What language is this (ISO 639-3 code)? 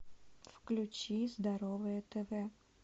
rus